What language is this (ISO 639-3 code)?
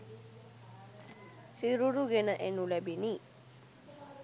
sin